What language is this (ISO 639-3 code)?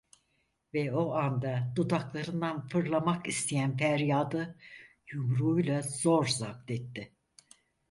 tur